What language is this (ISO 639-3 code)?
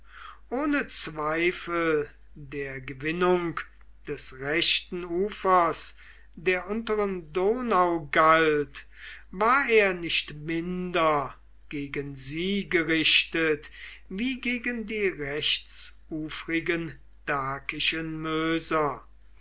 deu